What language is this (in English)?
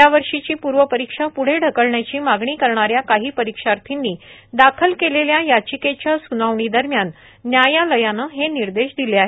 Marathi